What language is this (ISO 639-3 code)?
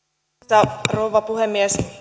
fin